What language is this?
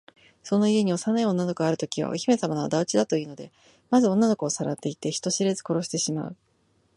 Japanese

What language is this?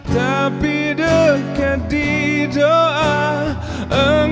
Indonesian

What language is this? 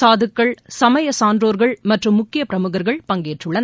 Tamil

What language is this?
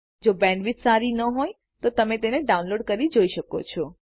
Gujarati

